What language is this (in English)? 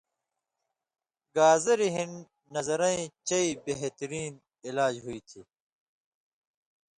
Indus Kohistani